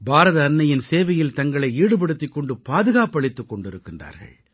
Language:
Tamil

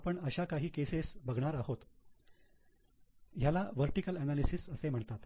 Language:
Marathi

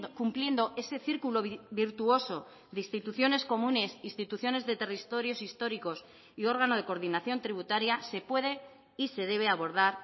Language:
Spanish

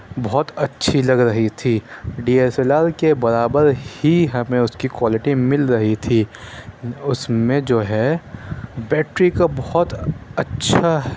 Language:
Urdu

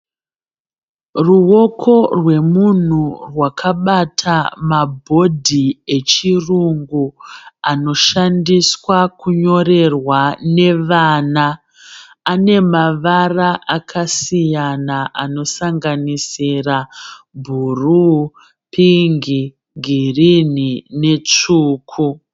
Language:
Shona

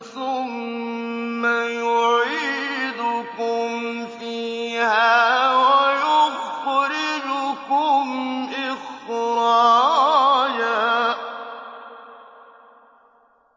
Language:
Arabic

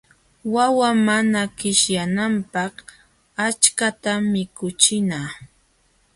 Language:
Jauja Wanca Quechua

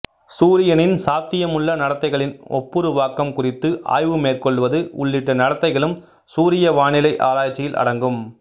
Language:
Tamil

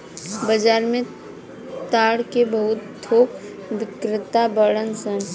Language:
Bhojpuri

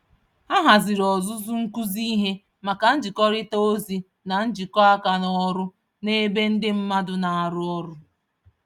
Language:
Igbo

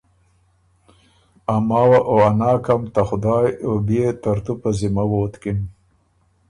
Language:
Ormuri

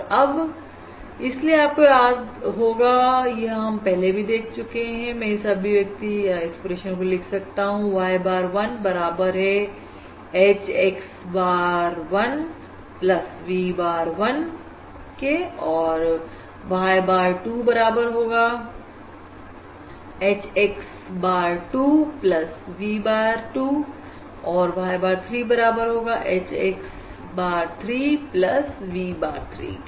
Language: Hindi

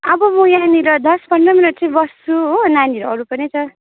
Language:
Nepali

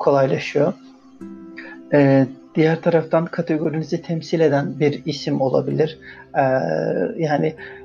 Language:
Turkish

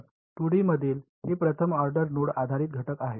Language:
Marathi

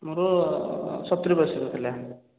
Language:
Odia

